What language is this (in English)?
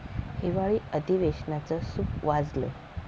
Marathi